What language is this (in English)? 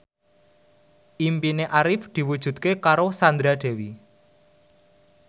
Javanese